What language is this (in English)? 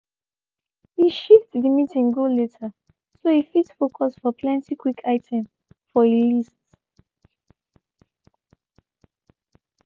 Nigerian Pidgin